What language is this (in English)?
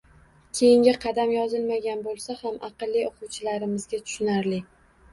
Uzbek